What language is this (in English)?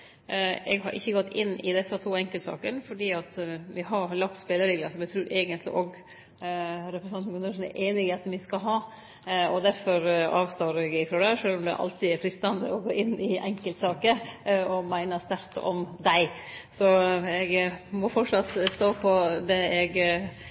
Norwegian Nynorsk